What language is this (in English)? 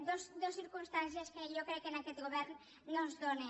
Catalan